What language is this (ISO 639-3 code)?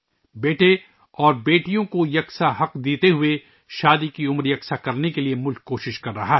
urd